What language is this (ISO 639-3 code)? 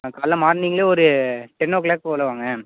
tam